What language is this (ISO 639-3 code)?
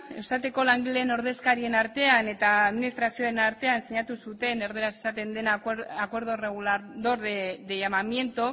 eus